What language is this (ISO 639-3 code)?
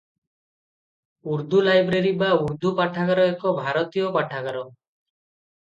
ori